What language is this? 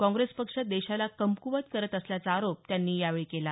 Marathi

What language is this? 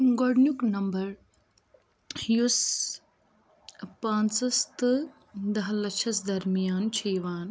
Kashmiri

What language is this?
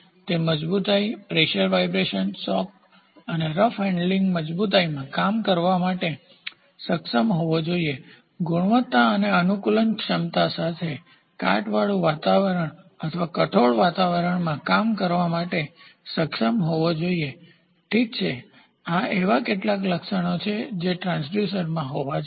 Gujarati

